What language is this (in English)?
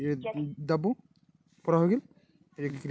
Magahi